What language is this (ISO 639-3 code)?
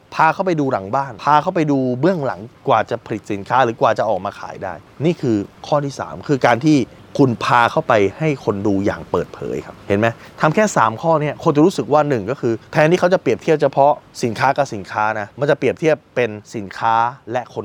tha